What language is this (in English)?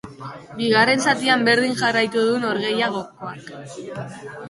Basque